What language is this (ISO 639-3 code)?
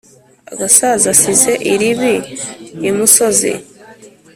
kin